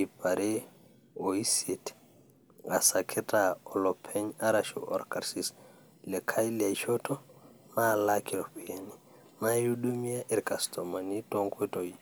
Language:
Masai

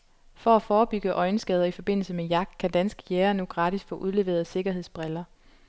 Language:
Danish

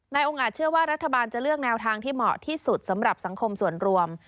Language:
Thai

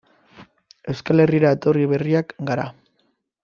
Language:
Basque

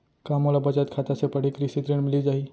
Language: Chhattisgarhi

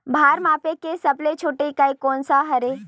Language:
Chhattisgarhi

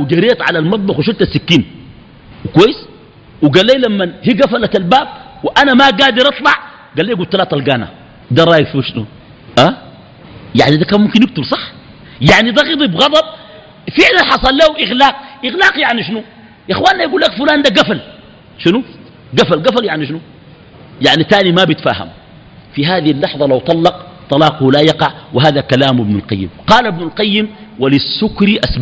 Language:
Arabic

